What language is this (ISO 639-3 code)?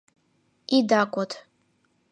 chm